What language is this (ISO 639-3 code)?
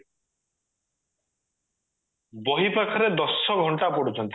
ori